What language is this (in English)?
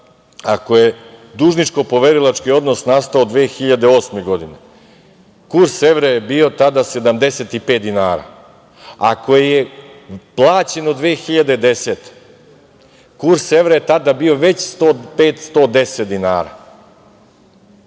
Serbian